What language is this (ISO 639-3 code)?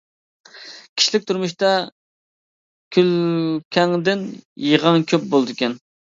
uig